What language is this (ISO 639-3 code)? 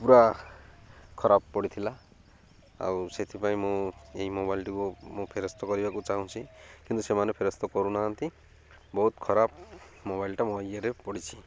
ori